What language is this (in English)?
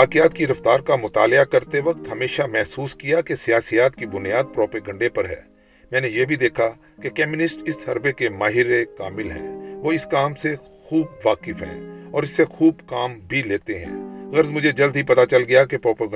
Urdu